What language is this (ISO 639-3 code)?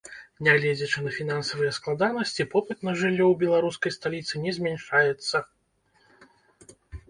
bel